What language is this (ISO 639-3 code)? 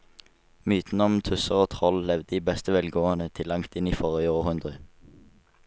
nor